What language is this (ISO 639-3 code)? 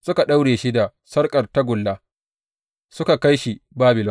hau